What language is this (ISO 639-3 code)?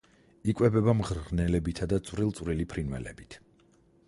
kat